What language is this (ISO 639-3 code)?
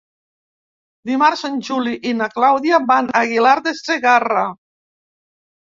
cat